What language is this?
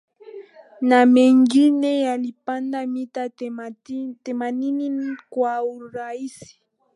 Swahili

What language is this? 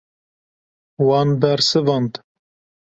Kurdish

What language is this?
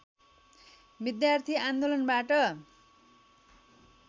Nepali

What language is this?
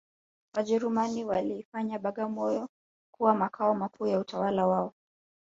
Swahili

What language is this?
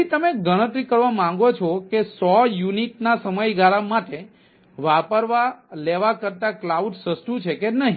Gujarati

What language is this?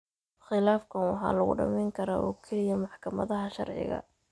Somali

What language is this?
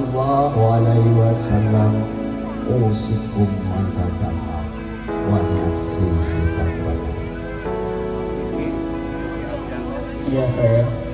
Indonesian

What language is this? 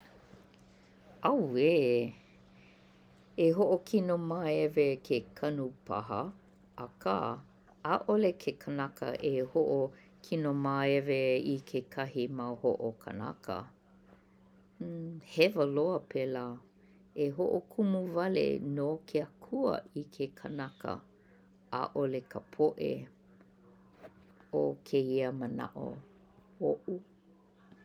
Hawaiian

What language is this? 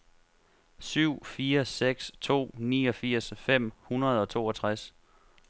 Danish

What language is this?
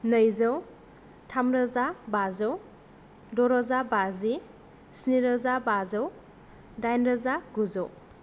Bodo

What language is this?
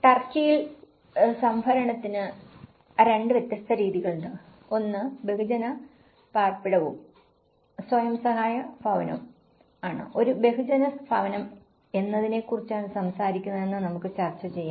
Malayalam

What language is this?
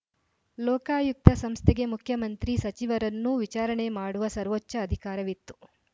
Kannada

